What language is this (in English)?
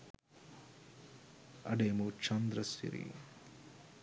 Sinhala